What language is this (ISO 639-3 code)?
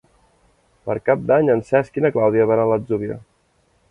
cat